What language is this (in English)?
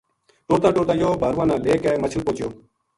Gujari